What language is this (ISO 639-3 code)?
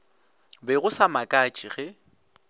nso